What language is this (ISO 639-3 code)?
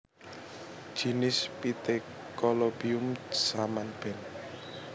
jav